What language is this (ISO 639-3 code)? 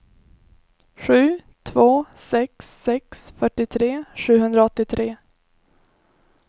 swe